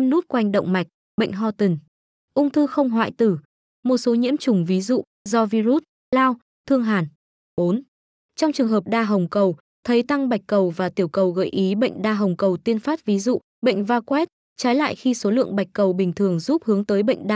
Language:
Vietnamese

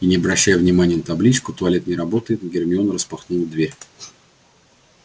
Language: Russian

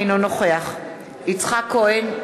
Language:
Hebrew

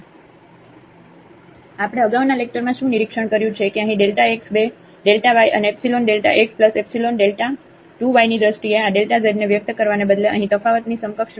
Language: Gujarati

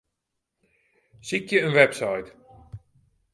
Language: Western Frisian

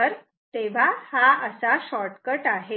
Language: Marathi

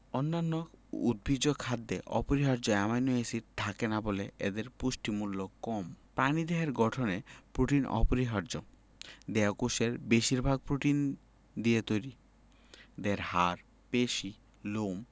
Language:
Bangla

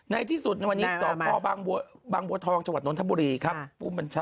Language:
Thai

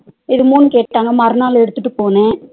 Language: Tamil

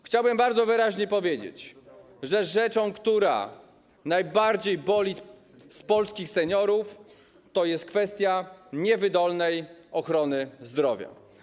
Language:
Polish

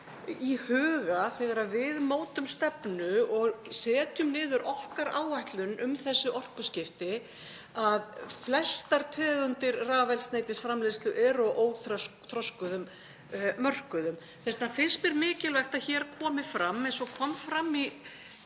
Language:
Icelandic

